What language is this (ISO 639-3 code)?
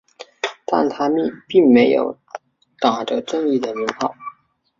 zho